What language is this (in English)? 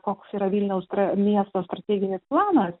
Lithuanian